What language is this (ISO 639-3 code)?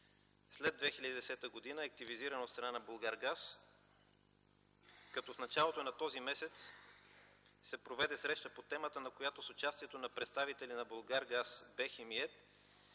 bul